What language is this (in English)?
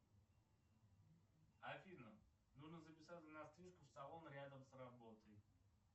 Russian